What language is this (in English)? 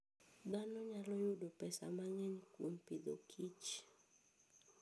Luo (Kenya and Tanzania)